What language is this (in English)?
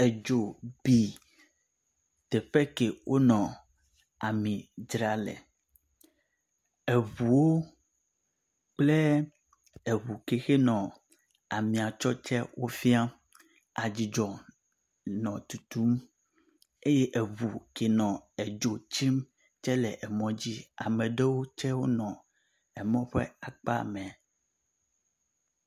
Ewe